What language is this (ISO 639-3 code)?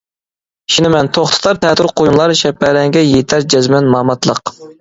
uig